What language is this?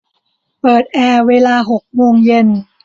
Thai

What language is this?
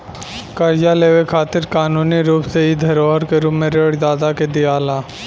Bhojpuri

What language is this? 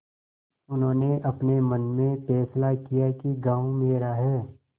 Hindi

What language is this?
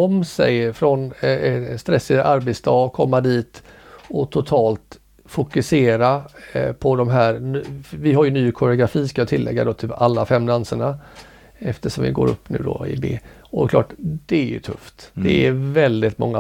Swedish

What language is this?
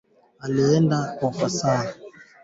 Swahili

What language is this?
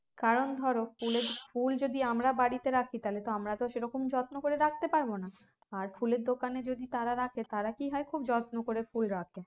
Bangla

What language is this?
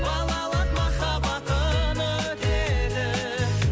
Kazakh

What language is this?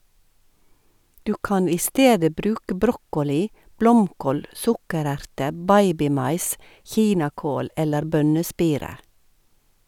Norwegian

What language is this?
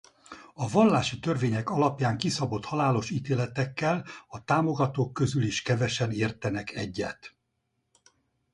Hungarian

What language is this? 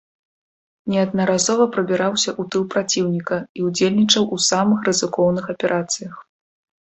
Belarusian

